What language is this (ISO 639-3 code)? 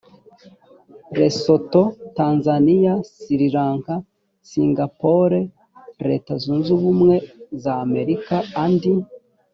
kin